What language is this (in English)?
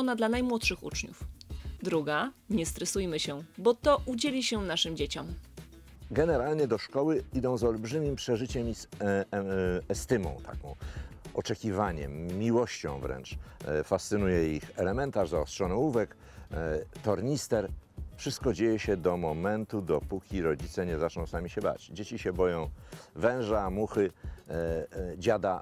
Polish